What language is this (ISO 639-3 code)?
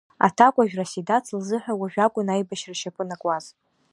abk